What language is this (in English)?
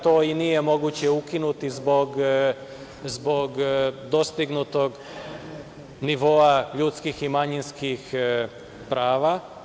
Serbian